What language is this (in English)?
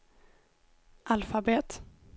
Swedish